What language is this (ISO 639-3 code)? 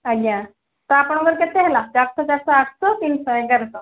ori